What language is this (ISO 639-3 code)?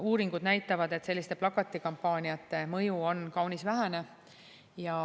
est